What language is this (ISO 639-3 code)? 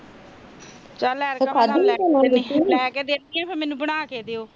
pan